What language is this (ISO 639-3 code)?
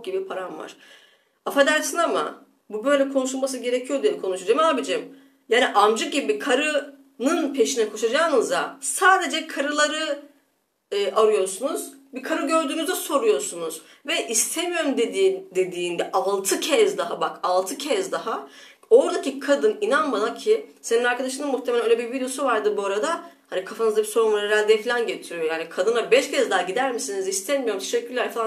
tur